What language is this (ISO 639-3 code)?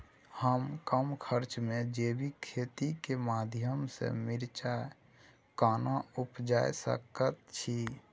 mai